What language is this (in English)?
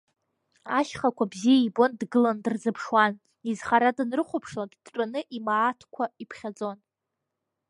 Abkhazian